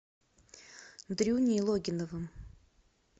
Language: Russian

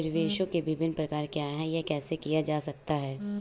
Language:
Hindi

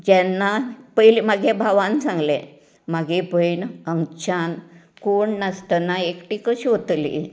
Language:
Konkani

